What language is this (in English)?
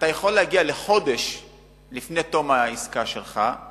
Hebrew